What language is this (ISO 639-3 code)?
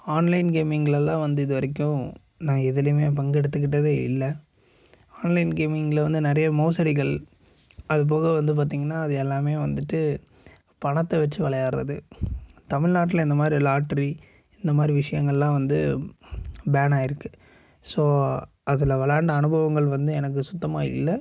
tam